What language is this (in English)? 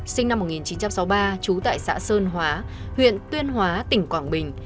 Vietnamese